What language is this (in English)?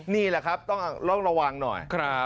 Thai